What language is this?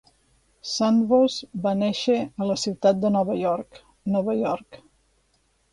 Catalan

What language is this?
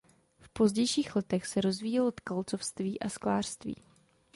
Czech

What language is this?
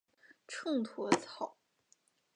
Chinese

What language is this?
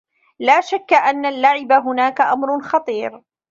Arabic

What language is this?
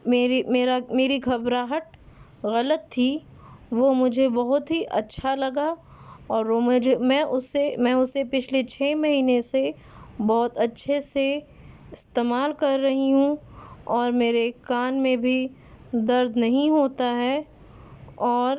Urdu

